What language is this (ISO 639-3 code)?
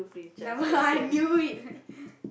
eng